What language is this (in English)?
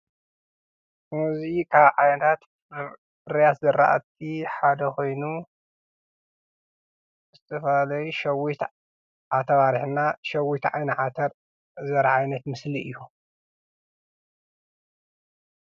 Tigrinya